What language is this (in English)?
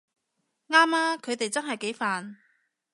Cantonese